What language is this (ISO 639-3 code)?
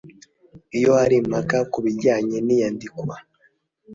kin